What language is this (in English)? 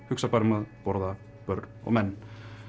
Icelandic